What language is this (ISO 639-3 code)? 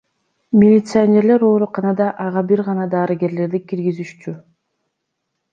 kir